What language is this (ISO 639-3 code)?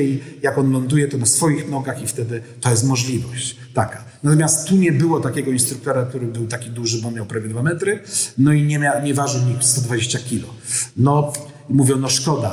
pol